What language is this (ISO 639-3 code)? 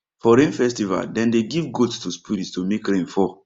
pcm